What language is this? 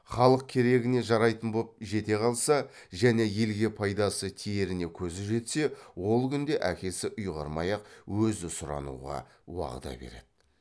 Kazakh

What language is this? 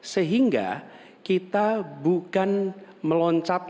Indonesian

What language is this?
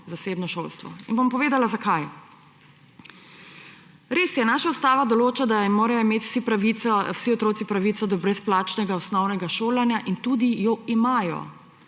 Slovenian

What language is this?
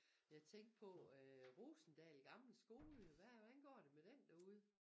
Danish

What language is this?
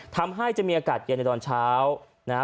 Thai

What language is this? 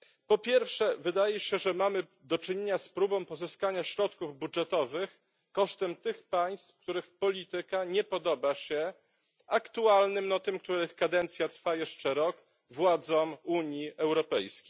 Polish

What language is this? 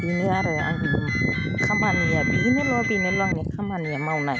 Bodo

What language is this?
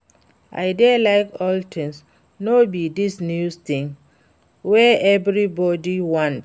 Nigerian Pidgin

